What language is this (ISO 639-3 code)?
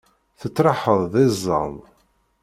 kab